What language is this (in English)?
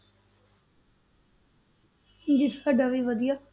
Punjabi